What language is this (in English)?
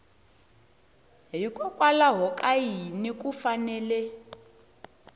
Tsonga